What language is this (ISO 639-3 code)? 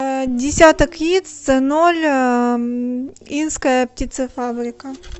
rus